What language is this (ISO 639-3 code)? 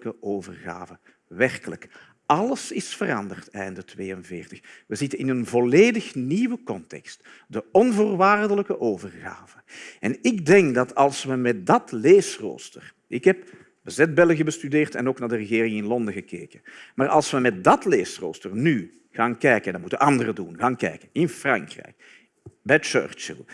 nld